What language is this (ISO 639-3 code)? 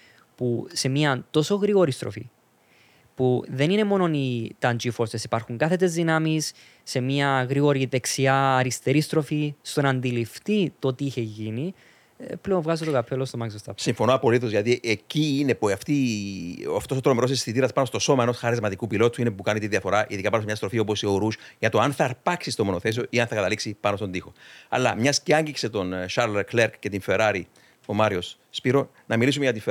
ell